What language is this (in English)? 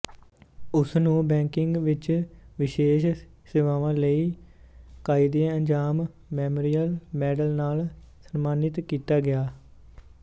Punjabi